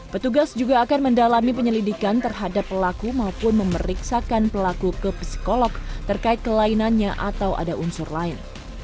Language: Indonesian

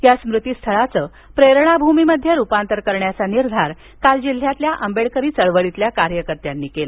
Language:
Marathi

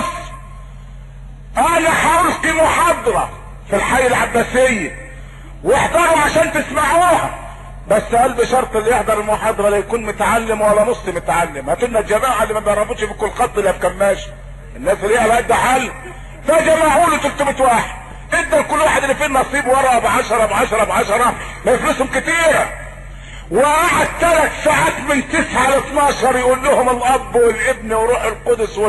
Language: Arabic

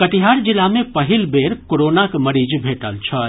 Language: Maithili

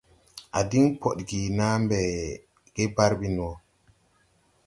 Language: Tupuri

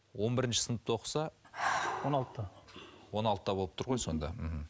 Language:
Kazakh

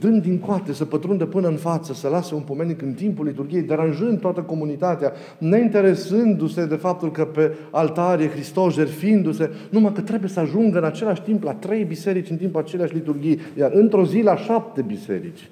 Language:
Romanian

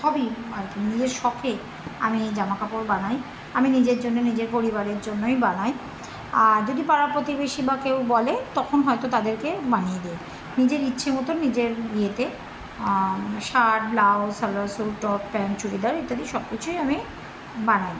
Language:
Bangla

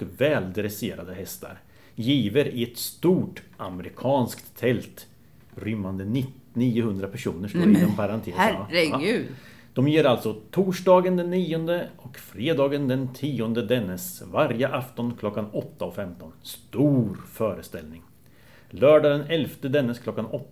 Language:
Swedish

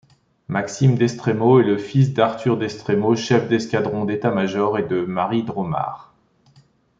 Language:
French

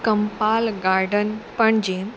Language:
Konkani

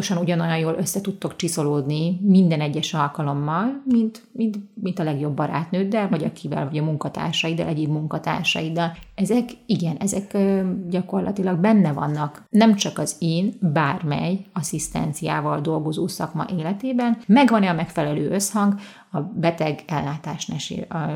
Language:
Hungarian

